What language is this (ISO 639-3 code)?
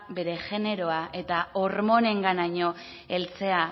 eus